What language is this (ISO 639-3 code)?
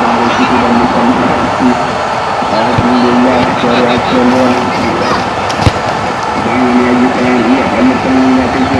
ind